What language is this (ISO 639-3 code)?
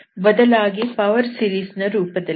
kan